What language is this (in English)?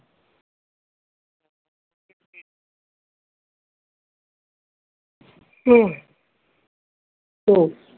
Bangla